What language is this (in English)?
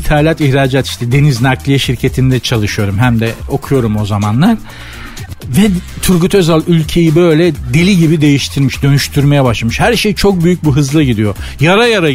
Turkish